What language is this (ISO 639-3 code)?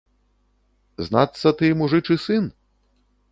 bel